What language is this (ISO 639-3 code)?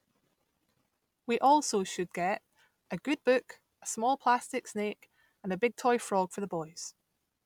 eng